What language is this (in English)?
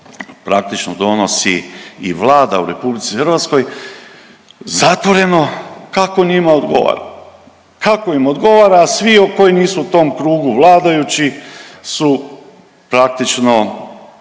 Croatian